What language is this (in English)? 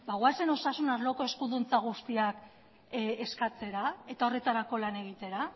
Basque